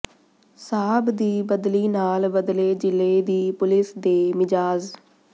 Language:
Punjabi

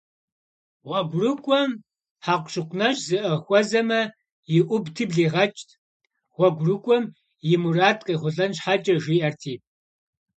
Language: Kabardian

